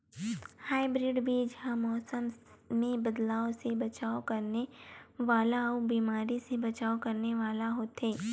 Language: Chhattisgarhi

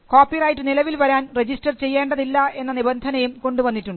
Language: Malayalam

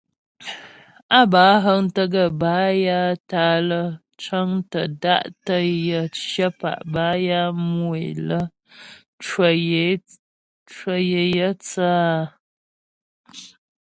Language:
Ghomala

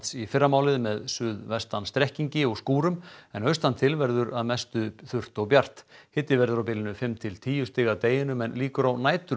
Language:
Icelandic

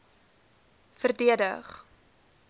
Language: Afrikaans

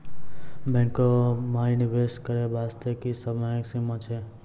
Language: Maithili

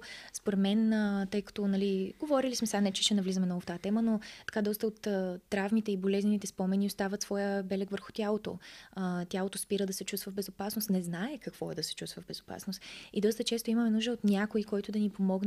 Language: Bulgarian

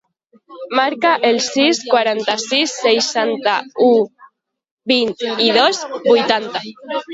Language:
Catalan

